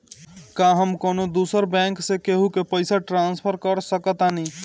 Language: Bhojpuri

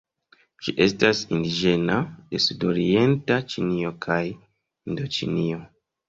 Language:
Esperanto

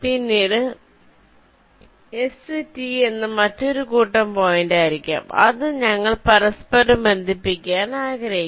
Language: Malayalam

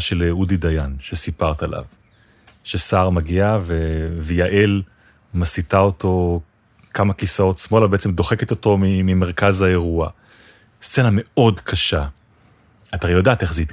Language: Hebrew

